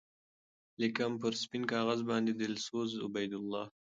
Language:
Pashto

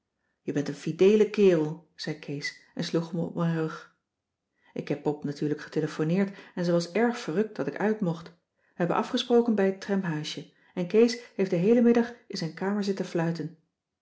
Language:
Dutch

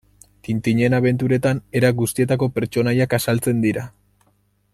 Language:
Basque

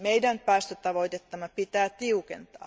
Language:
Finnish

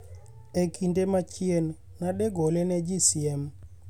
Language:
Luo (Kenya and Tanzania)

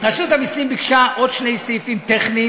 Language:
Hebrew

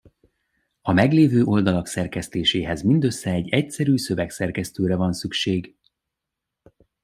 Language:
Hungarian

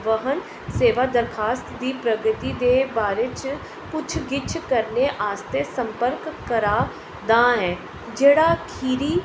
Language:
Dogri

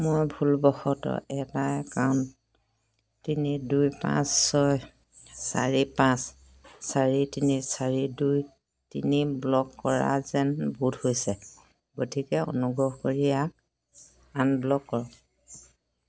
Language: Assamese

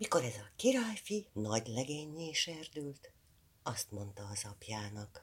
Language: Hungarian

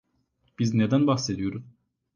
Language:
Turkish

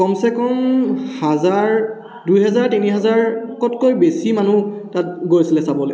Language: Assamese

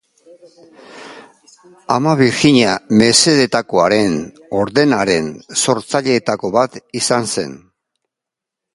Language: Basque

